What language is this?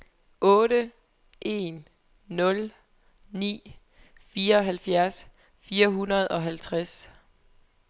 Danish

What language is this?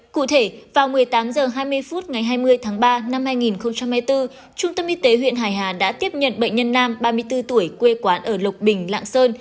Vietnamese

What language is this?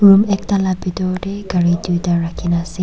Naga Pidgin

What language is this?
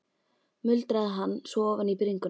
Icelandic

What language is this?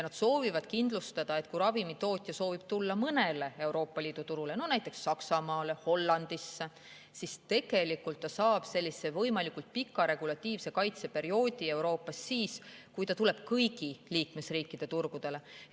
Estonian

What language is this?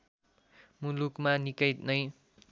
Nepali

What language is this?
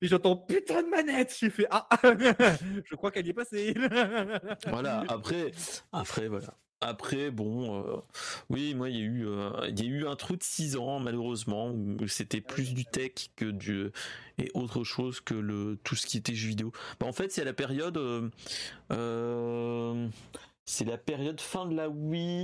French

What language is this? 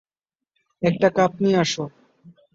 Bangla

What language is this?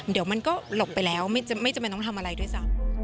Thai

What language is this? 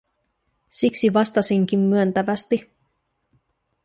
Finnish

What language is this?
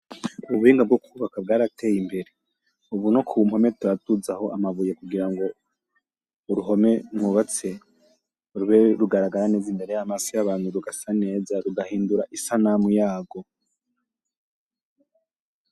Rundi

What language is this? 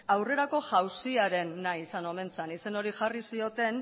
Basque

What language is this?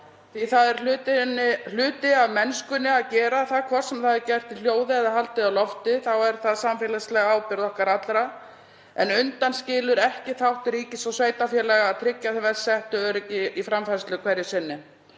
Icelandic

